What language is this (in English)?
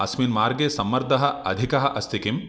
Sanskrit